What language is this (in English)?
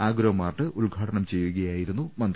Malayalam